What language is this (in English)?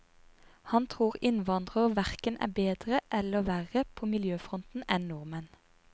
Norwegian